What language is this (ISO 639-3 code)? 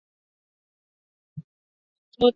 swa